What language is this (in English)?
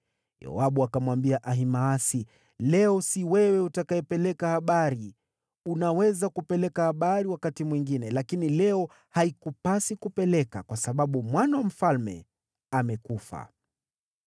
Swahili